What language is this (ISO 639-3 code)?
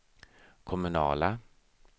swe